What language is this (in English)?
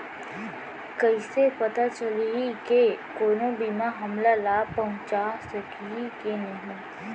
Chhattisgarhi